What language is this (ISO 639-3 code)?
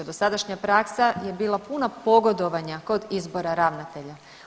hrv